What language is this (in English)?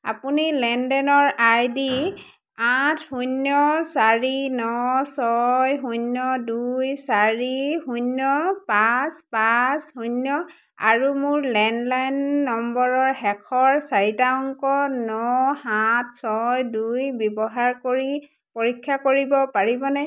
Assamese